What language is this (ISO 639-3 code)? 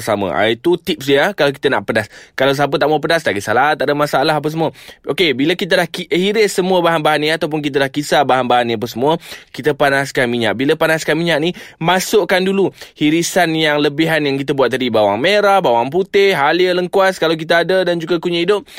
msa